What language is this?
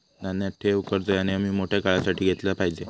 Marathi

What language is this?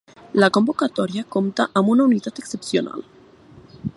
Catalan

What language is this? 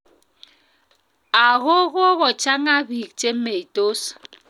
Kalenjin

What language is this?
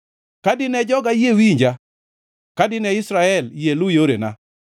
Luo (Kenya and Tanzania)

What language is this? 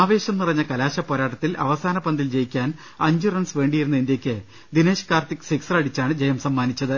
Malayalam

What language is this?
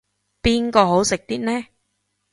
Cantonese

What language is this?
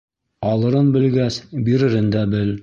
Bashkir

